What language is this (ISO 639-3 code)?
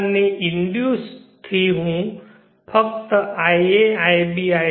guj